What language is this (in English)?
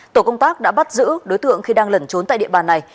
Vietnamese